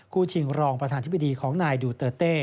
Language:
Thai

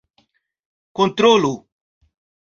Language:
Esperanto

